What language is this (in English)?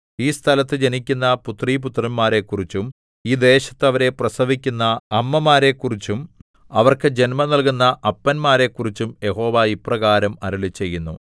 Malayalam